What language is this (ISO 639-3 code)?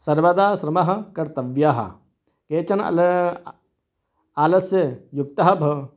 san